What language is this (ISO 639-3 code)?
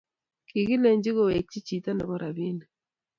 kln